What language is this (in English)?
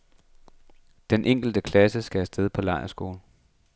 Danish